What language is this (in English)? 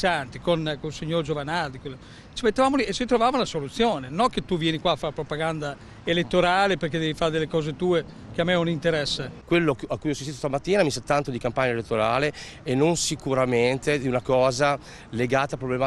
Italian